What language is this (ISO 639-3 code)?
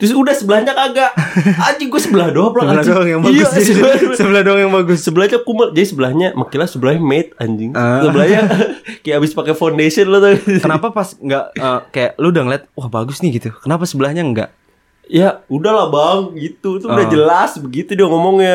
ind